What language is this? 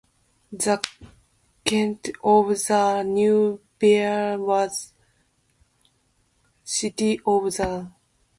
English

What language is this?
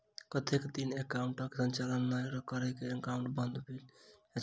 Maithili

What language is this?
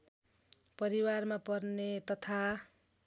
Nepali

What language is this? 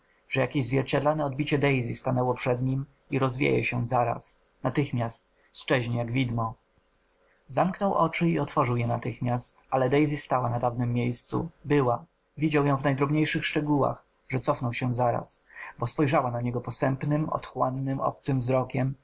Polish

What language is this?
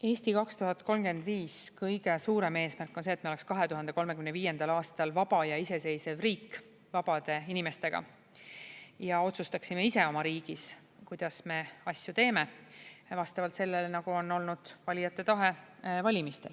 Estonian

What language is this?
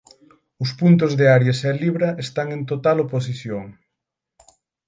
Galician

